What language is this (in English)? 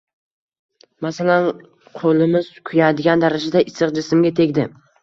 Uzbek